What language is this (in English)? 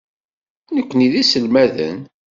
Kabyle